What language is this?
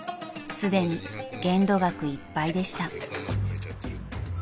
Japanese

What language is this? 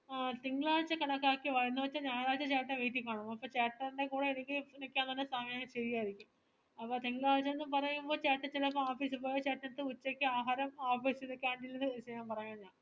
Malayalam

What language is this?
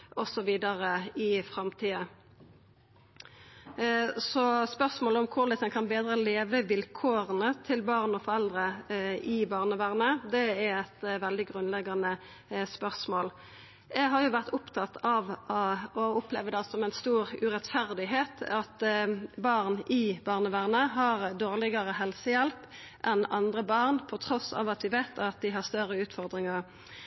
Norwegian Nynorsk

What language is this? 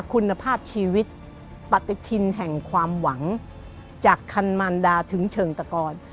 Thai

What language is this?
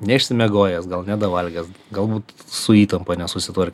Lithuanian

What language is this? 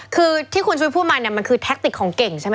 Thai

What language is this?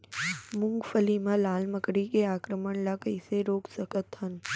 Chhattisgarhi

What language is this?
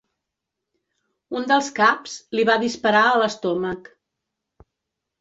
Catalan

